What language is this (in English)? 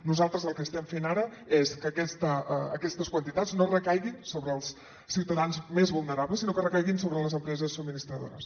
Catalan